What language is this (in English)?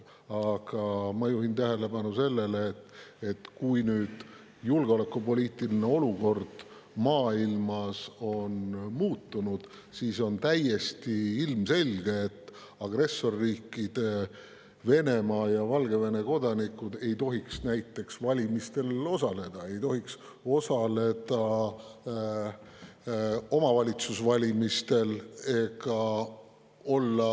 Estonian